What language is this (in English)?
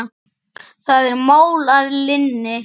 Icelandic